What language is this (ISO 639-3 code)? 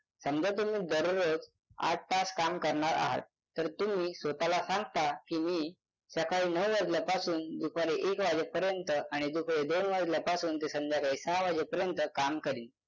mar